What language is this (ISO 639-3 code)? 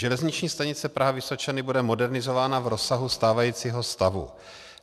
ces